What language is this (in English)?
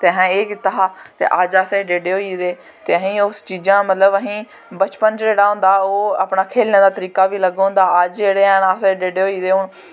Dogri